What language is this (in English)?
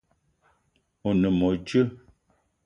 Eton (Cameroon)